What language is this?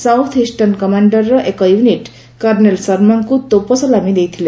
Odia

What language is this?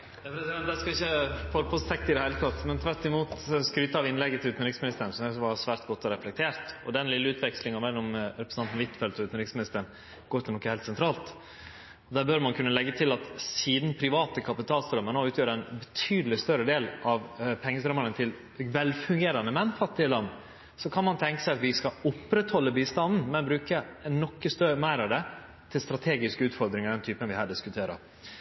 Norwegian Nynorsk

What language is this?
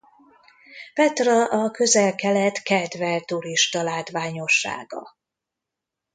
Hungarian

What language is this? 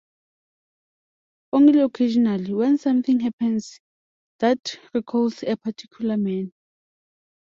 English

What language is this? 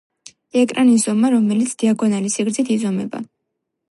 Georgian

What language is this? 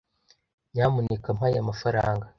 Kinyarwanda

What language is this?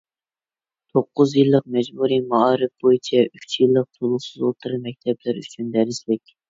Uyghur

